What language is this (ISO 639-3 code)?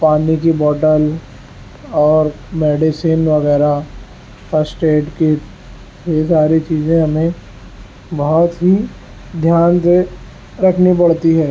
urd